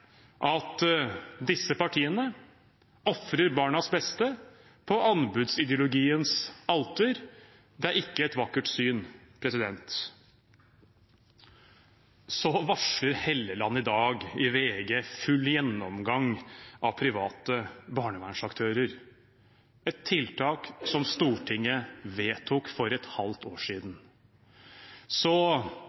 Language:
Norwegian Bokmål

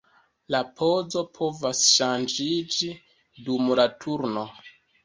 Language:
Esperanto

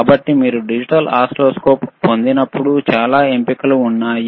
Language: Telugu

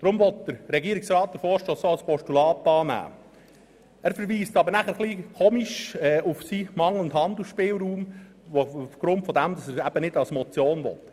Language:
Swiss German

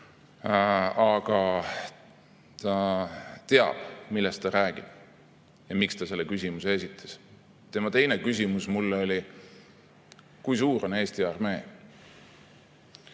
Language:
Estonian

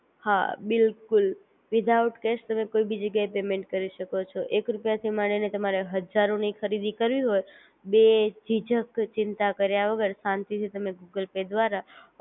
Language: Gujarati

